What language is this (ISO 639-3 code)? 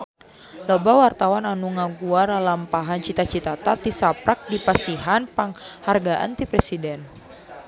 sun